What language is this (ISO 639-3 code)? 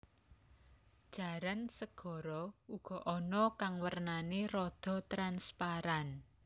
jav